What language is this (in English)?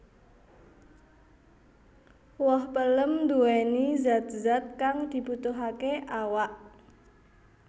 Javanese